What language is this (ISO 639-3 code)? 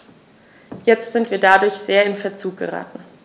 deu